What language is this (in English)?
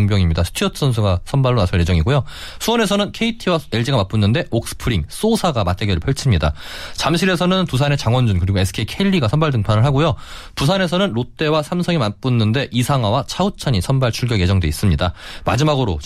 Korean